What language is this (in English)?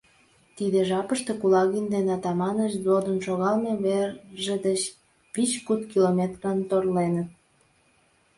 Mari